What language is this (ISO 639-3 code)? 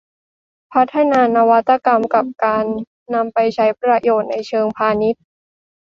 tha